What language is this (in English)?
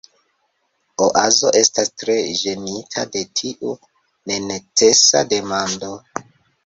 Esperanto